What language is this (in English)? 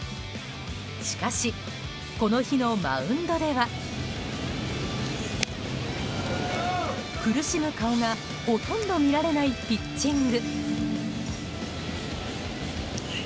Japanese